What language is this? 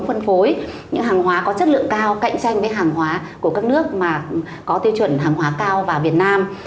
Vietnamese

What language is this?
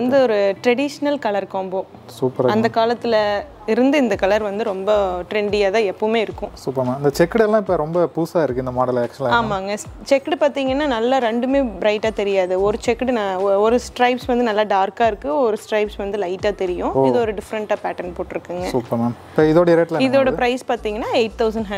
Dutch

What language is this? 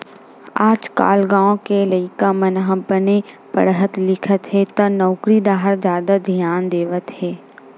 Chhattisgarhi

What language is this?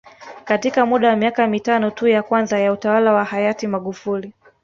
Swahili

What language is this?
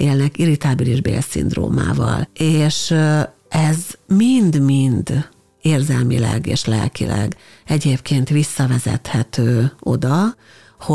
Hungarian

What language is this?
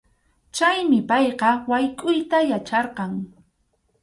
Arequipa-La Unión Quechua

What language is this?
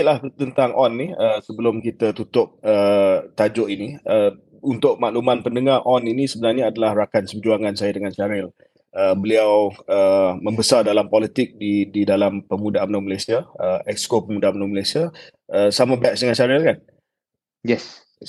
Malay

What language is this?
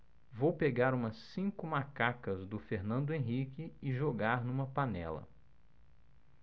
Portuguese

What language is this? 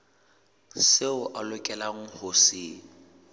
Southern Sotho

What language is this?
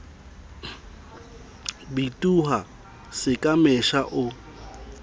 Southern Sotho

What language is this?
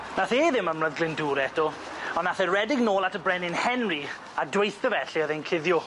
Welsh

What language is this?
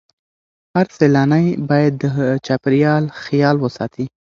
Pashto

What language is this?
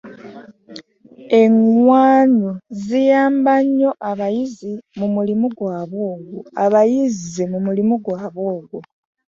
Ganda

